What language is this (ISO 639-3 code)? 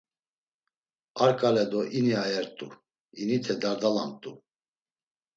lzz